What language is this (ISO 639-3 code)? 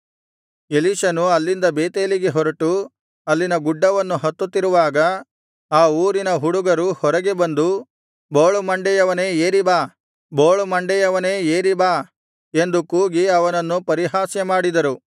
kan